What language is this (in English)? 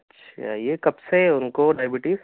Urdu